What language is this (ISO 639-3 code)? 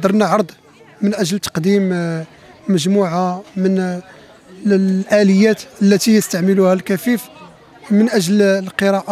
ara